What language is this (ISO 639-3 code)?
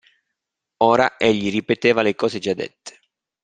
ita